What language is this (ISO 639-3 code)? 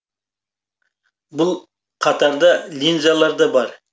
kaz